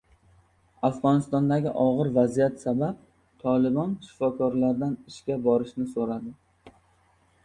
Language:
Uzbek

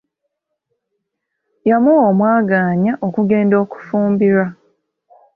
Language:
Ganda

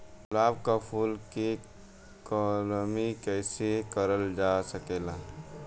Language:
Bhojpuri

